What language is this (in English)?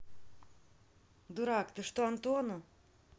Russian